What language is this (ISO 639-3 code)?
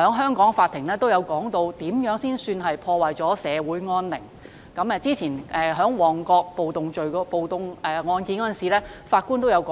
yue